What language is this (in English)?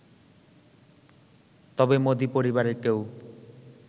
Bangla